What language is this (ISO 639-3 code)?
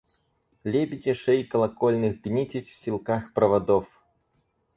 rus